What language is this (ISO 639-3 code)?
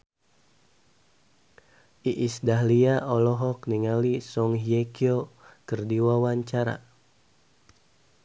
sun